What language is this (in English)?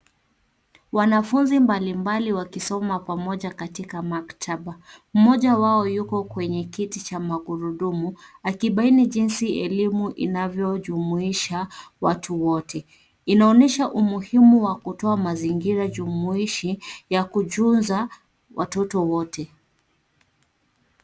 Swahili